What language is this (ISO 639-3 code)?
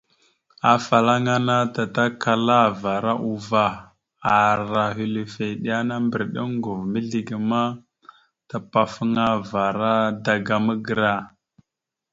mxu